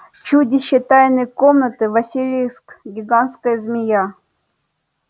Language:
Russian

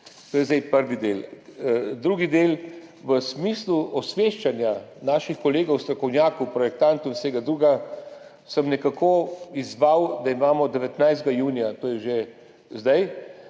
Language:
Slovenian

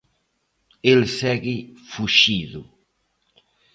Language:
Galician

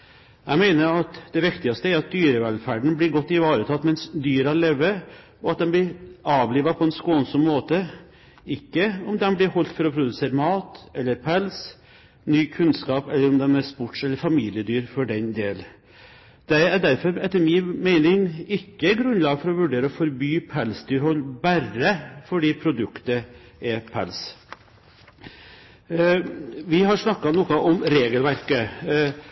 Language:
Norwegian Bokmål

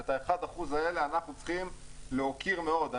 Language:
Hebrew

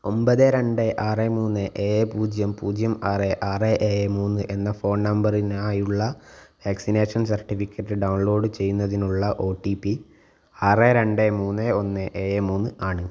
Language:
Malayalam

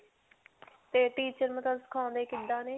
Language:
Punjabi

